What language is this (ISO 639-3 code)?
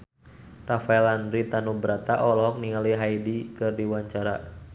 sun